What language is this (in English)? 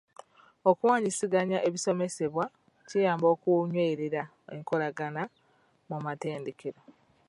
Ganda